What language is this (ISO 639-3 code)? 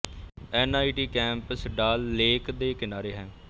pan